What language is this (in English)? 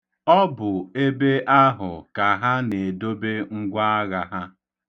Igbo